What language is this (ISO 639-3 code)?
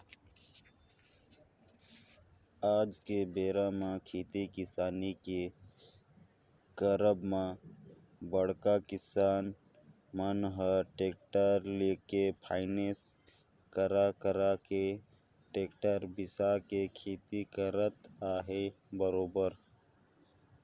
hne